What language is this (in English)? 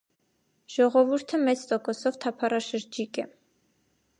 Armenian